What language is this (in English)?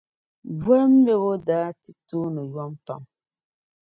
Dagbani